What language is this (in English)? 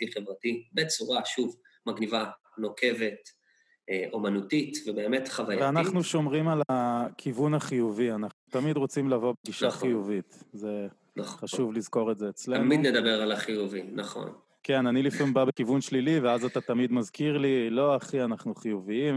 Hebrew